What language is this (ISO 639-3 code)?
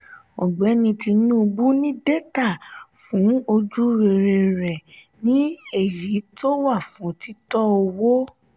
yor